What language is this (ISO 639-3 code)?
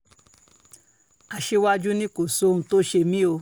yor